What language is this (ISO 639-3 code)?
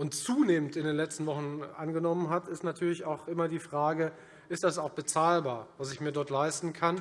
deu